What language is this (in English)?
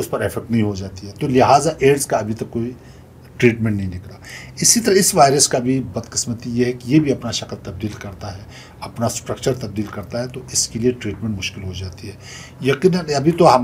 Turkish